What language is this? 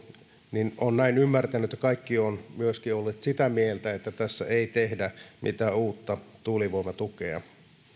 Finnish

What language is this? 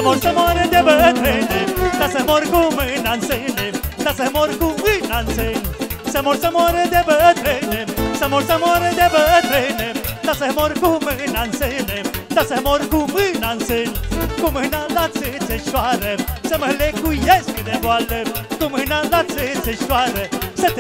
Romanian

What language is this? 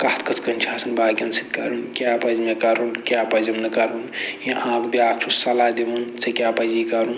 Kashmiri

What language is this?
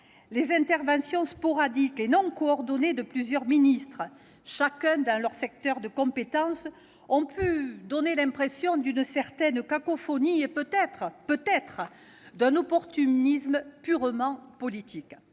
French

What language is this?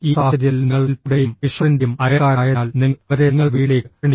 Malayalam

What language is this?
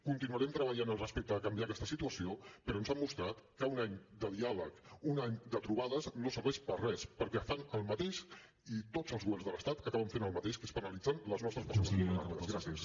Catalan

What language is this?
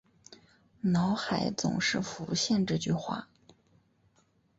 Chinese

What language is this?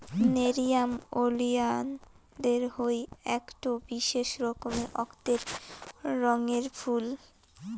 Bangla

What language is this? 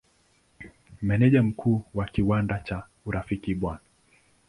Swahili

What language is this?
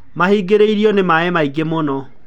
Kikuyu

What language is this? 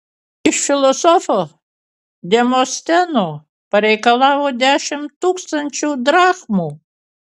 Lithuanian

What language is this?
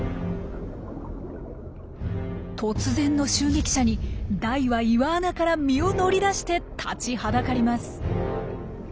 Japanese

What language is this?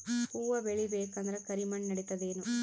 Kannada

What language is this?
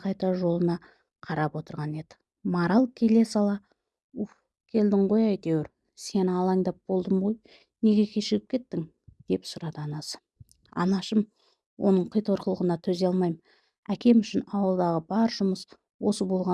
Turkish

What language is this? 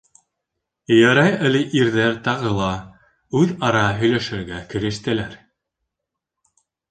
Bashkir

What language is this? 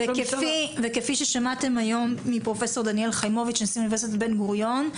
Hebrew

